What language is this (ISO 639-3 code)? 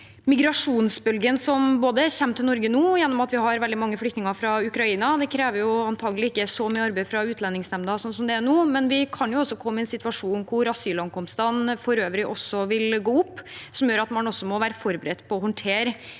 nor